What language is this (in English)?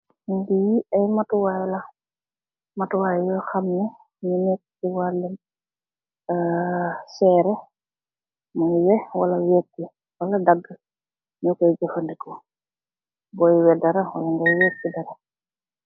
Wolof